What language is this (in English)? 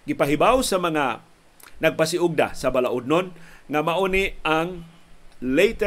Filipino